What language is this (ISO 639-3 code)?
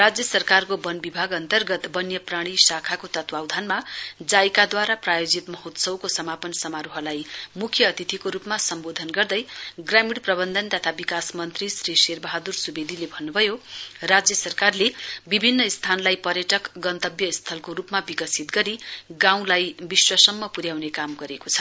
nep